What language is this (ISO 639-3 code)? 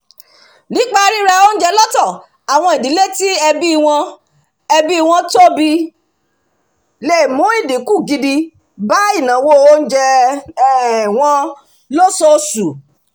yor